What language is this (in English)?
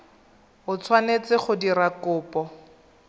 Tswana